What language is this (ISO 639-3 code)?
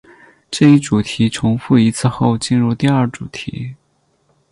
zho